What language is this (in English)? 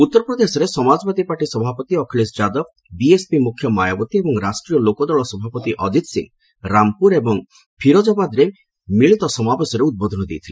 Odia